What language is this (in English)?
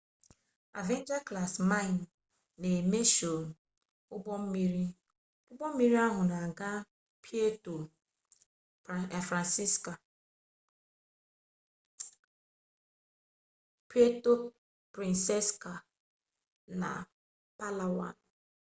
Igbo